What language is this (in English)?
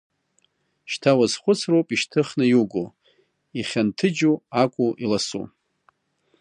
Abkhazian